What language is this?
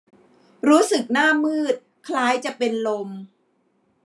Thai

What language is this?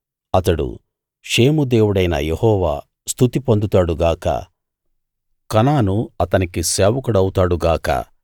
Telugu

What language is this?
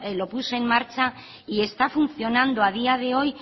Spanish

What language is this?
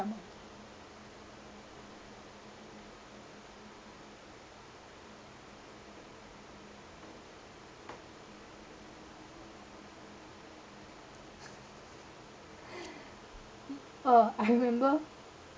English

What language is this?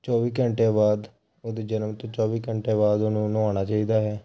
Punjabi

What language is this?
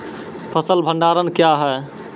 Maithili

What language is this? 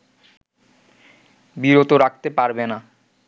Bangla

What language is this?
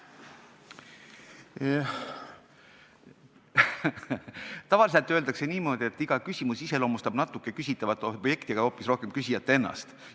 Estonian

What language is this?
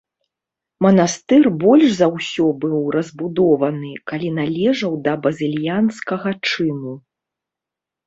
Belarusian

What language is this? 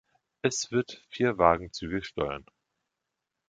German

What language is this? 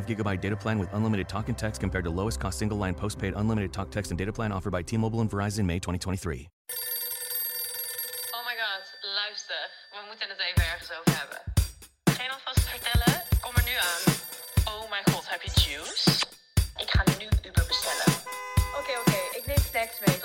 Dutch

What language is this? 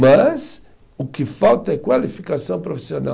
Portuguese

